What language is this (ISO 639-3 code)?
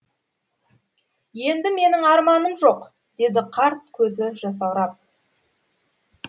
kaz